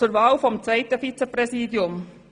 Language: Swiss German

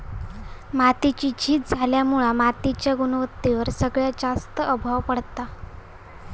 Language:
Marathi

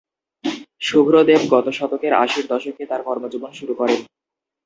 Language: Bangla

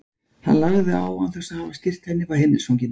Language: Icelandic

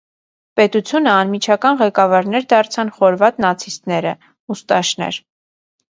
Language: Armenian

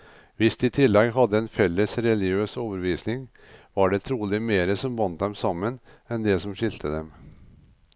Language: Norwegian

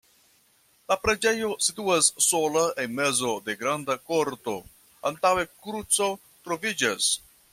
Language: Esperanto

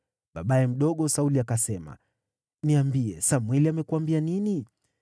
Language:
Swahili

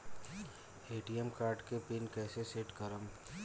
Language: Bhojpuri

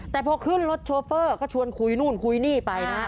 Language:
Thai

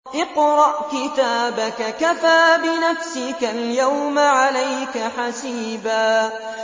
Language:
Arabic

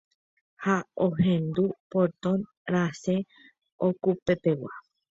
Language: Guarani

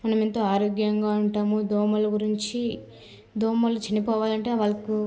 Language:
Telugu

